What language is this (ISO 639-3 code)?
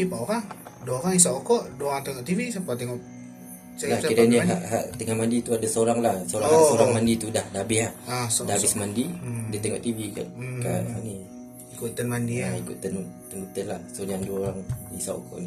msa